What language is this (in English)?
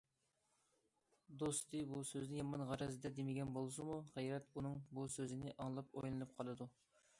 Uyghur